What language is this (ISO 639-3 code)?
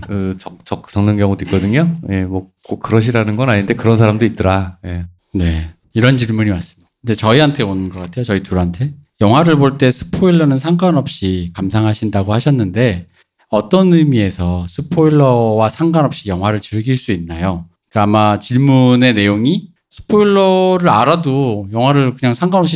kor